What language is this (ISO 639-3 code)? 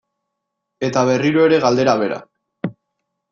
eus